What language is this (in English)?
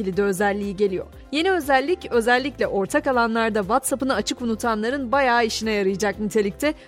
Turkish